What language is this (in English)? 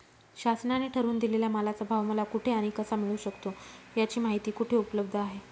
Marathi